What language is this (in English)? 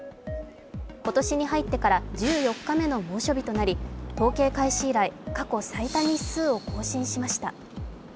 Japanese